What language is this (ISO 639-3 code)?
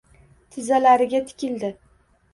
uzb